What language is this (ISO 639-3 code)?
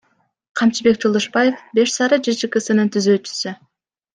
kir